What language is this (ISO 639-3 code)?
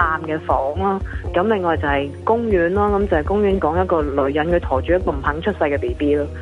zho